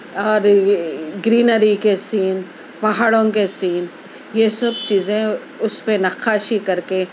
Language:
Urdu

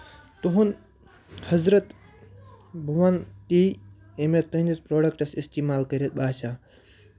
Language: Kashmiri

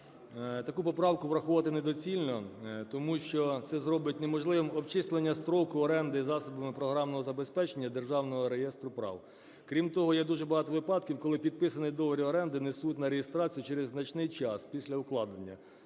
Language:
Ukrainian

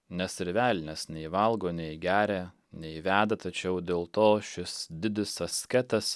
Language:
Lithuanian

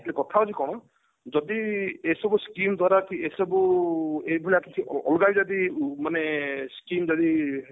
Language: Odia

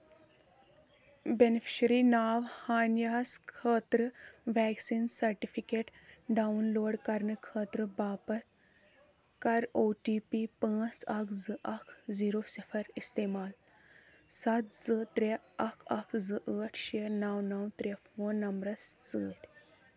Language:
Kashmiri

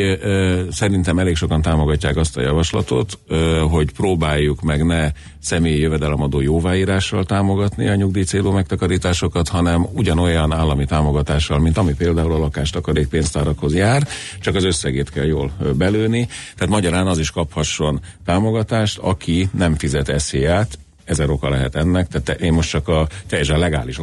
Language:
Hungarian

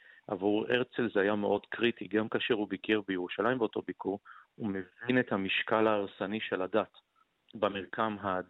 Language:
Hebrew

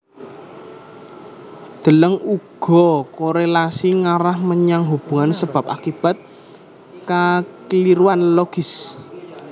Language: Javanese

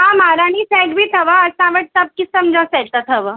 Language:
Sindhi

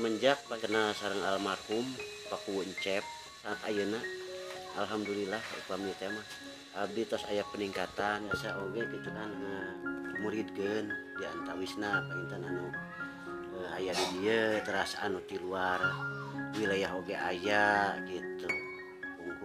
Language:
Indonesian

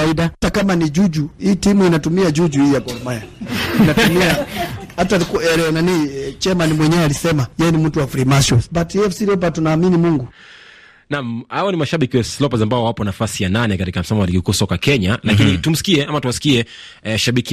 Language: Swahili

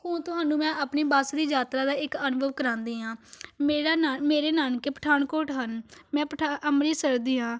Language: Punjabi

